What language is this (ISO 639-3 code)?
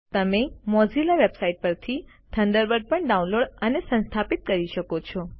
guj